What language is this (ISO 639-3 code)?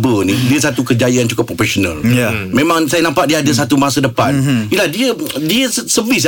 msa